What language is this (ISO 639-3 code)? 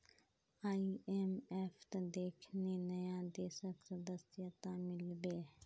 mag